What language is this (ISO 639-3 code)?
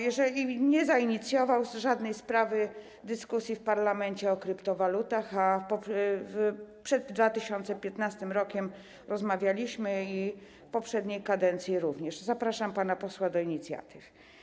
pol